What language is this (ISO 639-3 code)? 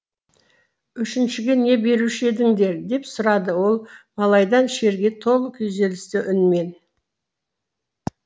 kaz